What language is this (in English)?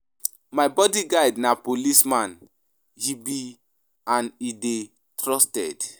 Nigerian Pidgin